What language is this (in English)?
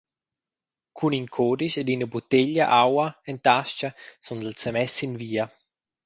Romansh